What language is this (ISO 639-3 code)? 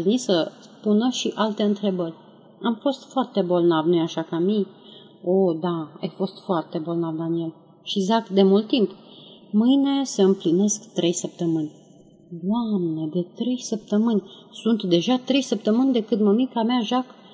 ron